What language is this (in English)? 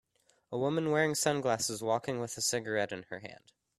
English